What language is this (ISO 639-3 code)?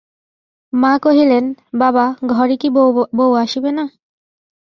ben